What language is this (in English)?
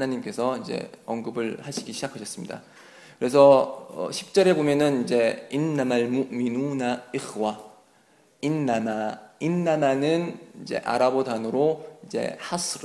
Korean